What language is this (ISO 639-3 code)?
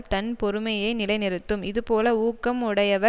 tam